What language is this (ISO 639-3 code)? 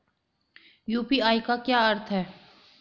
hin